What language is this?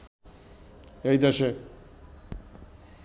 Bangla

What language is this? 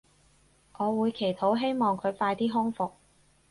Cantonese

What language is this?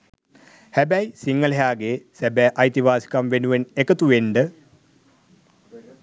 Sinhala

